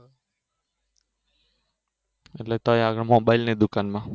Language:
Gujarati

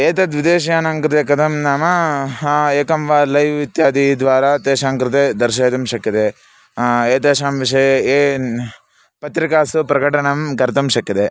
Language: Sanskrit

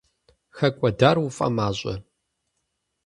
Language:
Kabardian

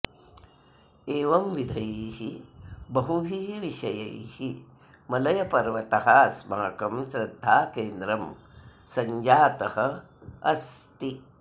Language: Sanskrit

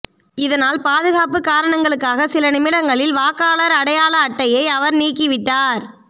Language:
Tamil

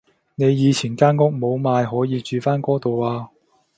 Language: Cantonese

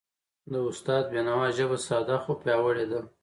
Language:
Pashto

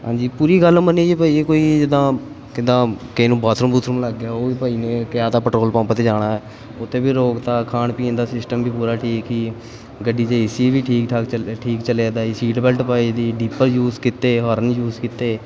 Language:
Punjabi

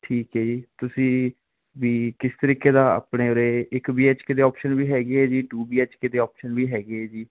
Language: Punjabi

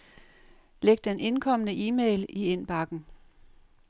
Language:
Danish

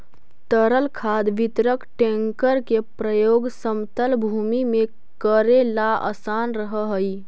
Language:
Magahi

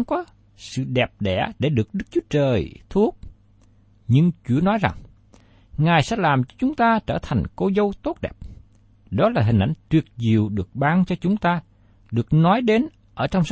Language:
Vietnamese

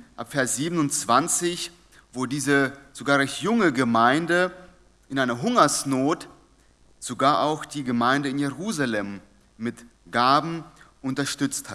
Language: German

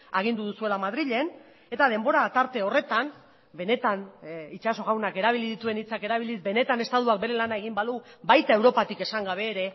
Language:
Basque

